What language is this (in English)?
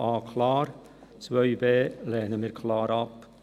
Swiss German